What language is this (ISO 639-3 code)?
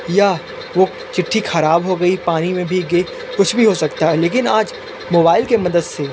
hin